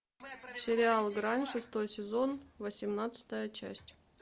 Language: Russian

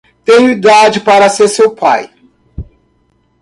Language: Portuguese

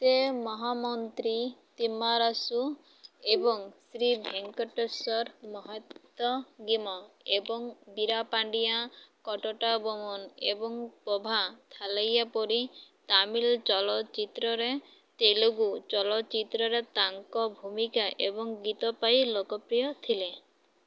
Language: Odia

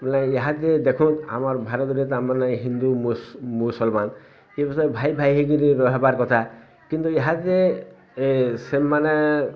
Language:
Odia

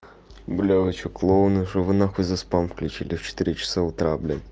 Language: Russian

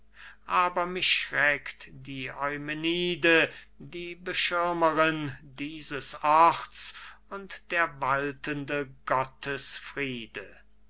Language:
German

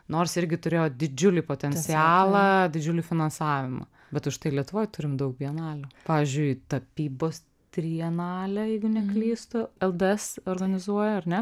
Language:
Lithuanian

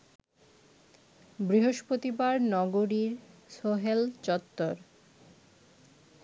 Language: Bangla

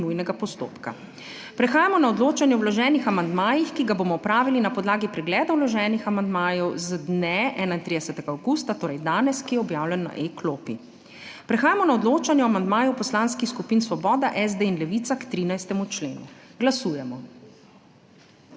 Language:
Slovenian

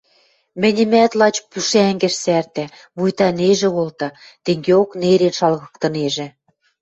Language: Western Mari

